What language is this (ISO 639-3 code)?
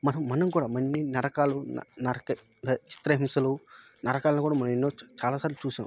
tel